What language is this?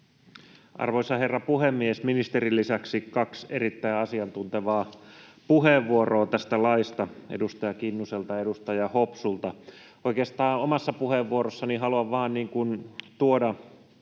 Finnish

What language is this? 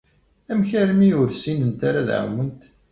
Kabyle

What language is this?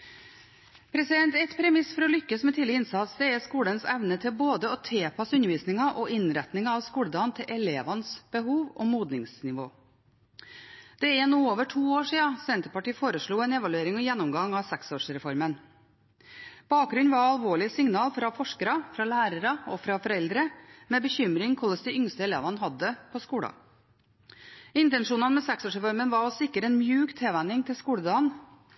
Norwegian Bokmål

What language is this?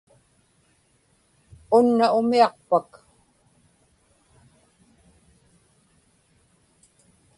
Inupiaq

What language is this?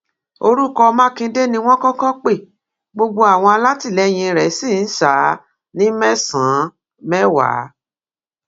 Yoruba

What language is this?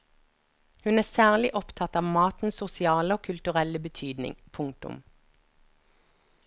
Norwegian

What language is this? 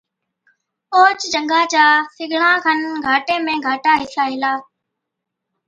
Od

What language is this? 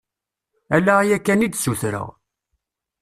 Kabyle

